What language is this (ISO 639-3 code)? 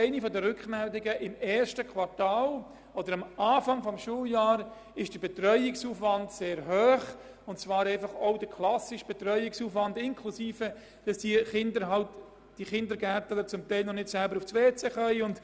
gsw